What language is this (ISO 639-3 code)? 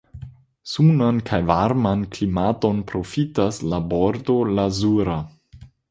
epo